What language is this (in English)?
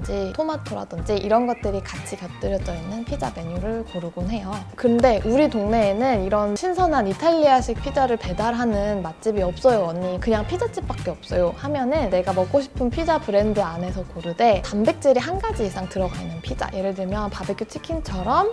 Korean